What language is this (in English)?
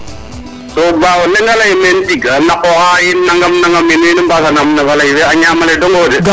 Serer